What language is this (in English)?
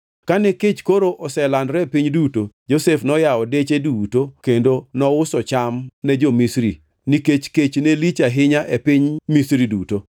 Luo (Kenya and Tanzania)